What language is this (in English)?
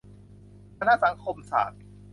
Thai